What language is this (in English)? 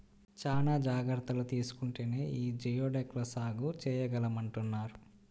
Telugu